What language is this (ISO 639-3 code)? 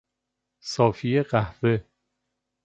fas